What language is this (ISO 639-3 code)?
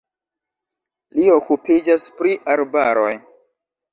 epo